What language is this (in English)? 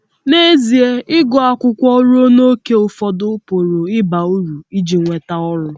Igbo